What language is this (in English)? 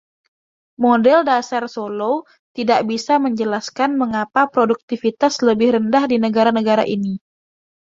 Indonesian